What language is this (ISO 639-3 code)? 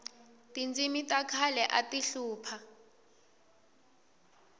tso